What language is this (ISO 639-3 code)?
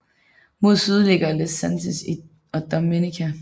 dan